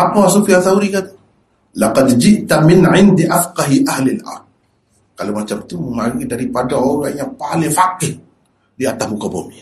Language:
Malay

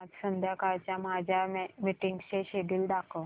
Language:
Marathi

